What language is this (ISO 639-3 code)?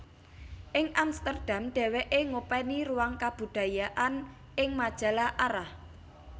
jav